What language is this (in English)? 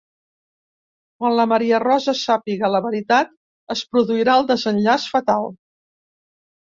Catalan